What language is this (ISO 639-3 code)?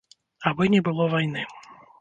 bel